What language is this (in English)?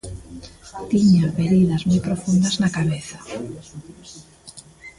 Galician